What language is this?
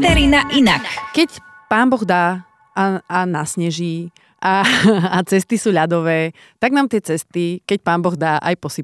Slovak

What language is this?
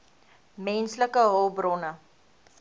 Afrikaans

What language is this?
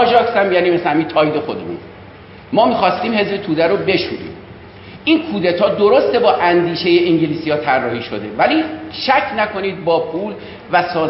Persian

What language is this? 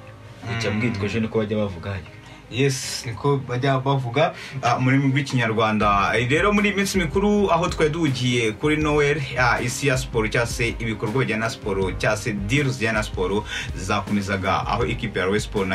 Romanian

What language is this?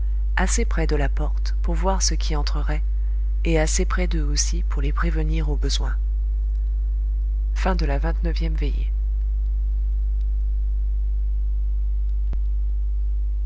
French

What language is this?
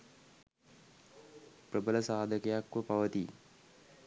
Sinhala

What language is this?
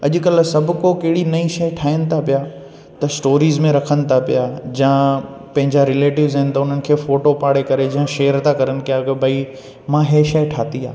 Sindhi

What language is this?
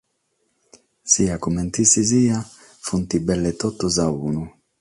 Sardinian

